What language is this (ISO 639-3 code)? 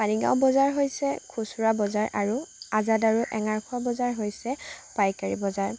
asm